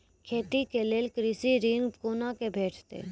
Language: Maithili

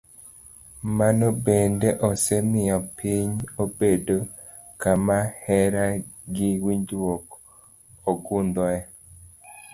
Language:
Luo (Kenya and Tanzania)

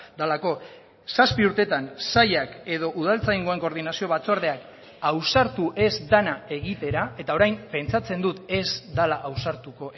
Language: Basque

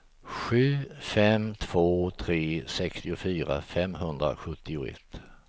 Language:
Swedish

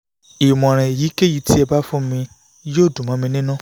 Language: Yoruba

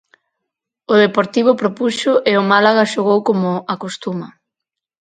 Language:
Galician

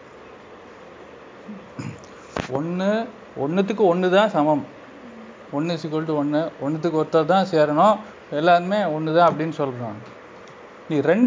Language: Tamil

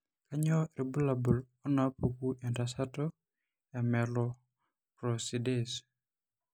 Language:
Masai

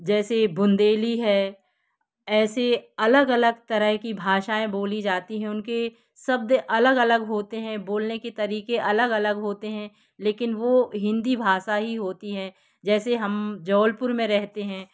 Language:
Hindi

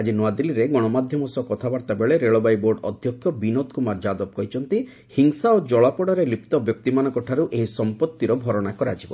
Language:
Odia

